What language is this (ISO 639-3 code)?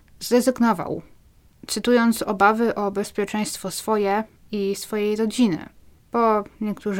pol